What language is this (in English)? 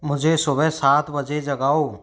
Hindi